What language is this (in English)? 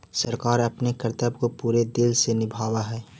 Magahi